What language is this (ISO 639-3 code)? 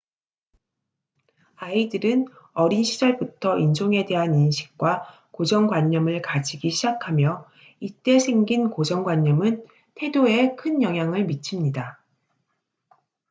kor